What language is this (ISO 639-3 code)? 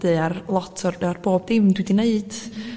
cym